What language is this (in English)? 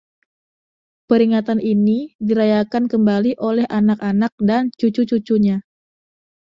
Indonesian